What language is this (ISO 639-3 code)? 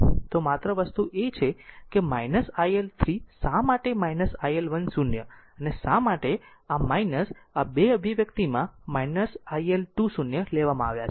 guj